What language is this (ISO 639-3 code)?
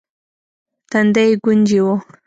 pus